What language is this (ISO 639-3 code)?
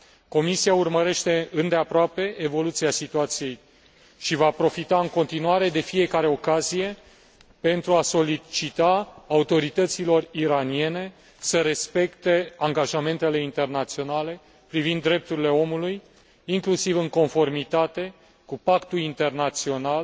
ron